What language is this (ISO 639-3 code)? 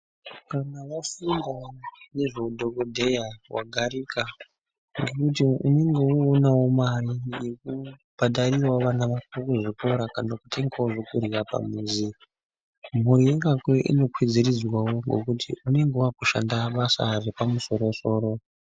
ndc